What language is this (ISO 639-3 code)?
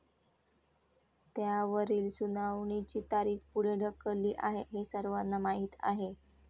mar